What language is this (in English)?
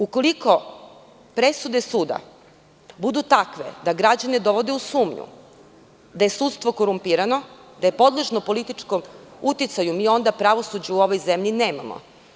Serbian